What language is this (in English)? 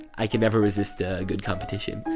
English